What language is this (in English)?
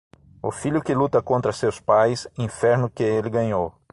Portuguese